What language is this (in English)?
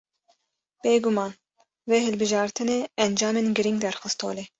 Kurdish